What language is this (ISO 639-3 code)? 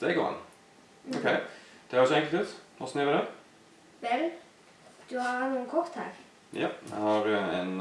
nor